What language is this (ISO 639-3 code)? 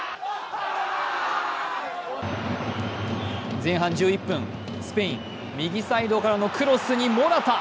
jpn